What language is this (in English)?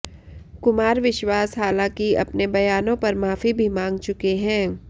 Hindi